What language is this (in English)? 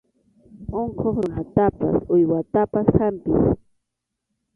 Arequipa-La Unión Quechua